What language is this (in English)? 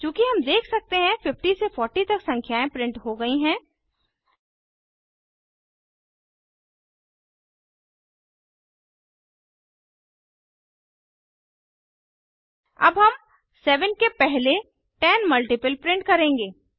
Hindi